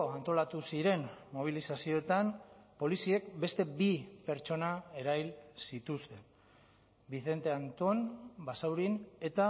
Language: Basque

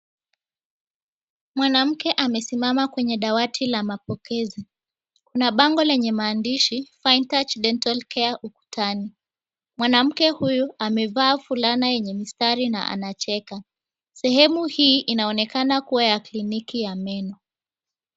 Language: Swahili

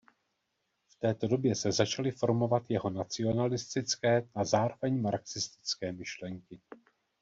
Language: Czech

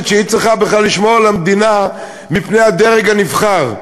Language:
Hebrew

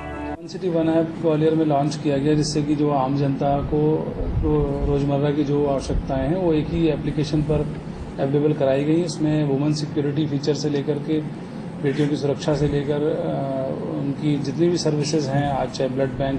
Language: Hindi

